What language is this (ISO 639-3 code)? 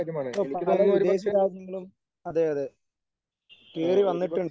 mal